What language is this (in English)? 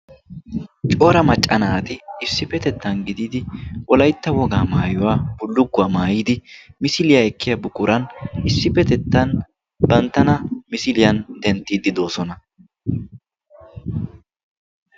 Wolaytta